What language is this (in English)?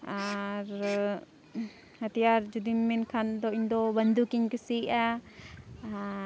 Santali